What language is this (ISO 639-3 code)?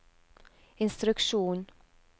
nor